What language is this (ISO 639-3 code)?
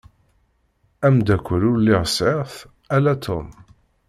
kab